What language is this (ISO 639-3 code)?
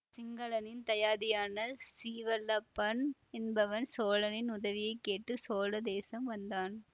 tam